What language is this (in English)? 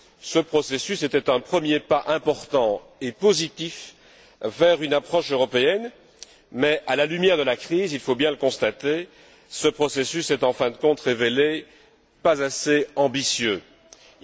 French